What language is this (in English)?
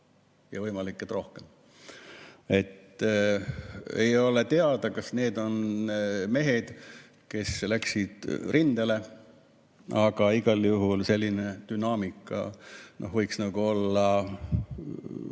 Estonian